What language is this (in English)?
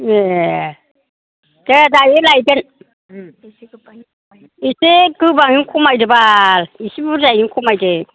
Bodo